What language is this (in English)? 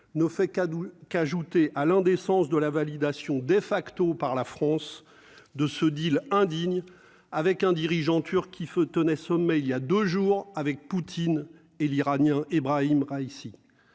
French